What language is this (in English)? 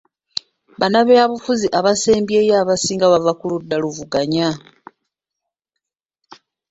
Ganda